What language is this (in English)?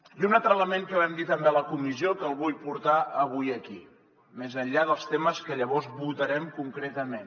Catalan